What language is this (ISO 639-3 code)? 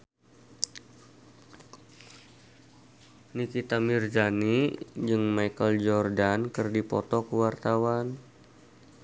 sun